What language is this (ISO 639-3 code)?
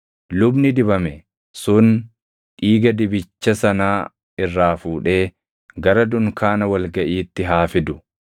orm